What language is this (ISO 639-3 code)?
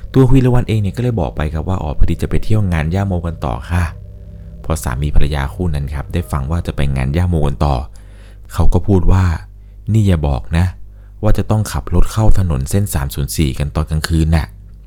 tha